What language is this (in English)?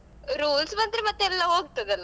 Kannada